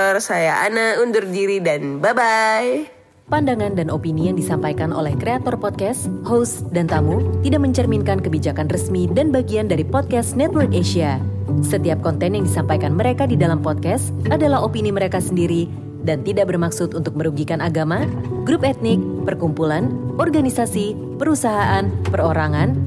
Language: Indonesian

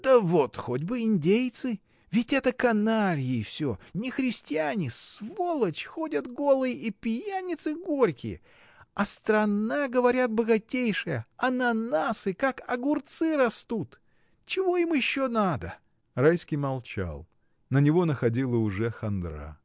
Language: Russian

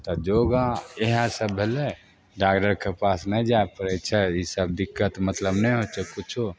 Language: Maithili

